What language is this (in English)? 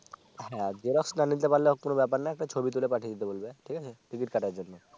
Bangla